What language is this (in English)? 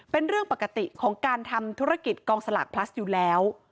Thai